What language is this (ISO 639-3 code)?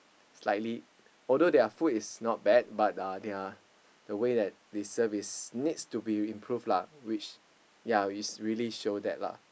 eng